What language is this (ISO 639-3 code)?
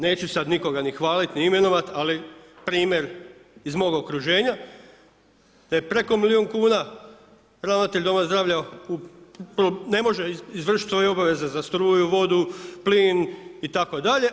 hrv